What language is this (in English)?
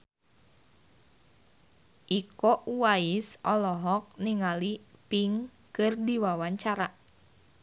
Sundanese